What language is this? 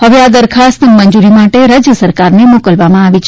Gujarati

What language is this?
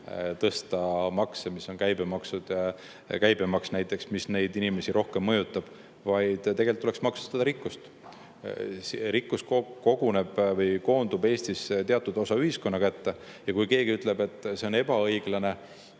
Estonian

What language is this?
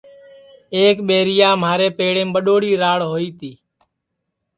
Sansi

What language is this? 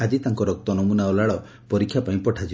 Odia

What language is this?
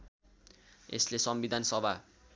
Nepali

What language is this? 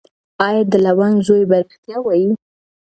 Pashto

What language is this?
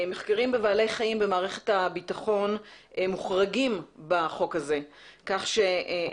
Hebrew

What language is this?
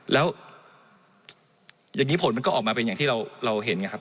Thai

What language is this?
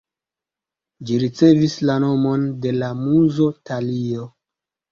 Esperanto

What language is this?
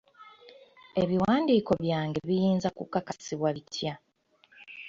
Ganda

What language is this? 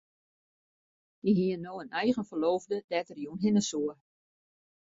Western Frisian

